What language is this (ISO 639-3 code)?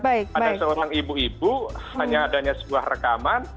ind